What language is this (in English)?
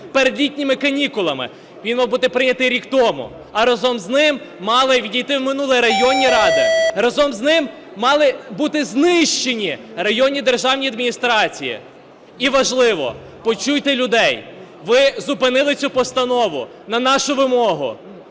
Ukrainian